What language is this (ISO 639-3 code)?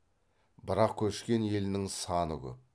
kaz